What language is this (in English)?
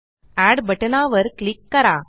Marathi